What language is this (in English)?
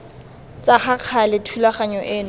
Tswana